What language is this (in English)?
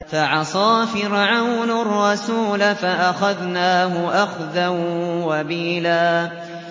Arabic